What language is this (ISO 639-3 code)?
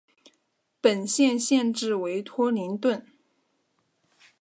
zho